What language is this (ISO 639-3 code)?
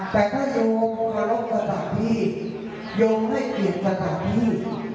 tha